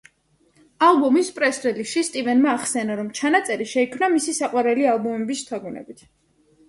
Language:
Georgian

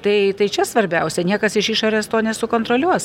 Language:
Lithuanian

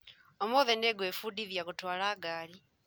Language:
Kikuyu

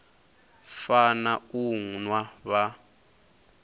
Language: Venda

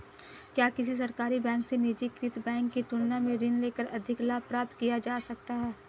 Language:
Hindi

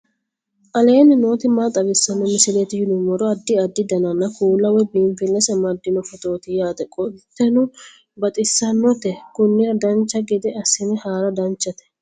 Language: Sidamo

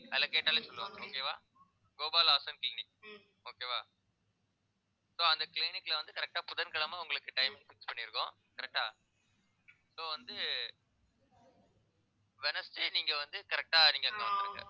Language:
Tamil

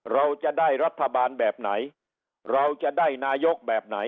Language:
Thai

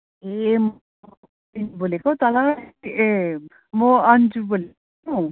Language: Nepali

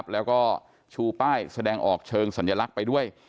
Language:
Thai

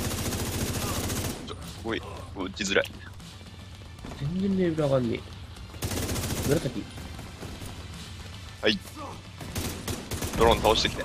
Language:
Japanese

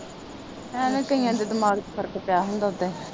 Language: Punjabi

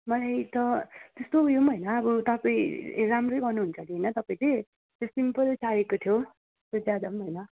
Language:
Nepali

